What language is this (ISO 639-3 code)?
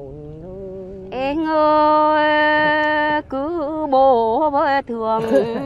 vie